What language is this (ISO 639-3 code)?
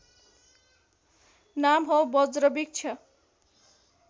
nep